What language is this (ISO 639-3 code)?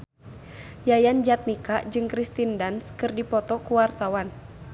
sun